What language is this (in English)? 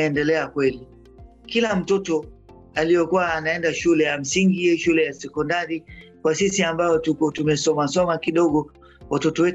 Swahili